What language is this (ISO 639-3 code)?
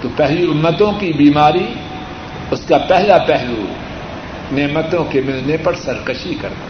urd